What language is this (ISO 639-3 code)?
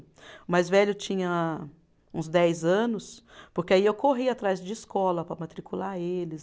por